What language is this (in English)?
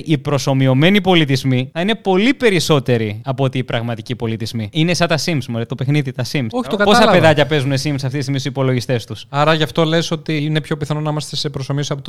Greek